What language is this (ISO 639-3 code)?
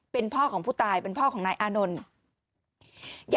tha